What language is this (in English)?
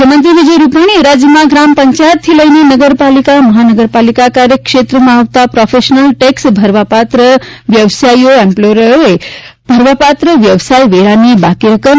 Gujarati